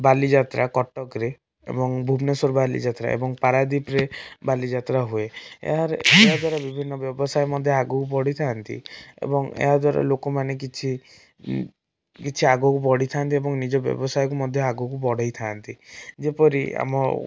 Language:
Odia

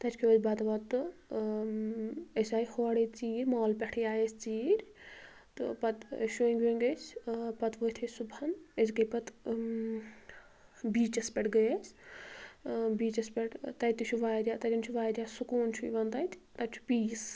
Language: Kashmiri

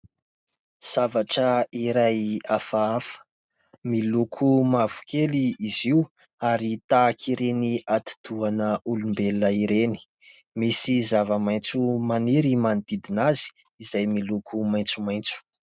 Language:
Malagasy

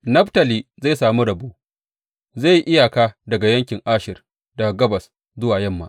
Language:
Hausa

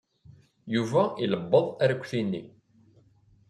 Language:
Kabyle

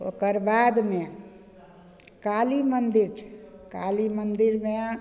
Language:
Maithili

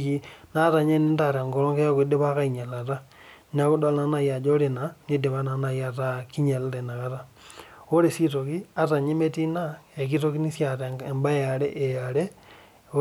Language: Masai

